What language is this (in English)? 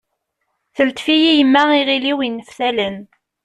Kabyle